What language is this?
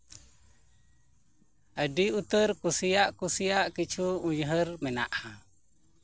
Santali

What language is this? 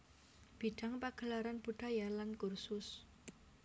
Javanese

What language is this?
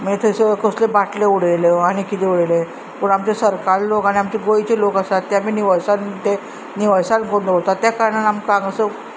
Konkani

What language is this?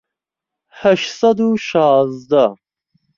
Central Kurdish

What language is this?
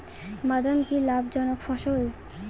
Bangla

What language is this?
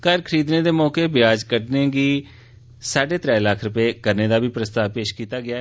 Dogri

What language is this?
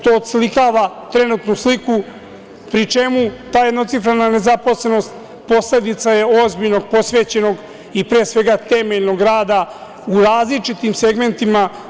Serbian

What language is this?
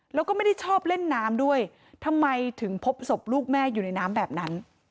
Thai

